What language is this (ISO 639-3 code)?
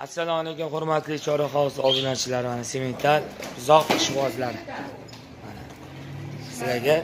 tur